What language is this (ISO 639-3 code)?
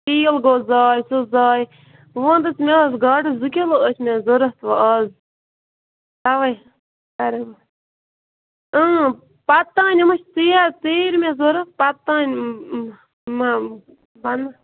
kas